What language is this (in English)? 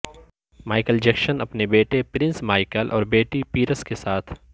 Urdu